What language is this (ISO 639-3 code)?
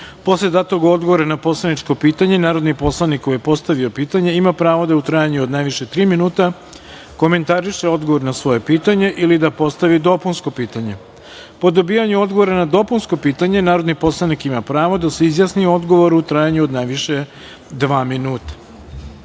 srp